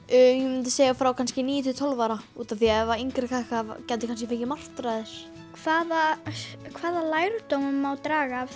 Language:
Icelandic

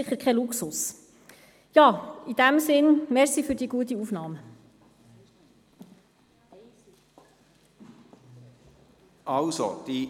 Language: Swiss German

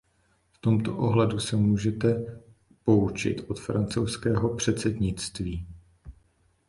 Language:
Czech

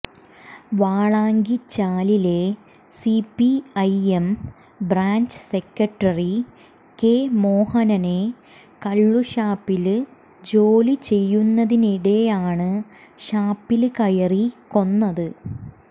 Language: Malayalam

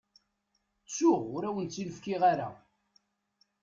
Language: Kabyle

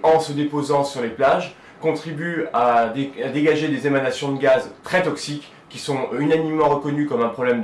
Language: French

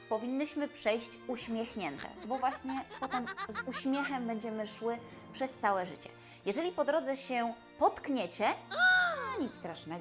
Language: Polish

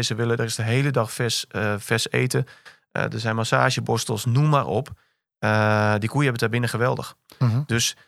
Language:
Dutch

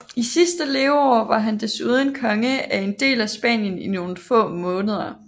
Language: Danish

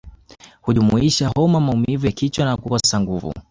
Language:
Swahili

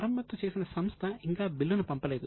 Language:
Telugu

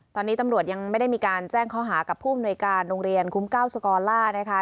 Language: Thai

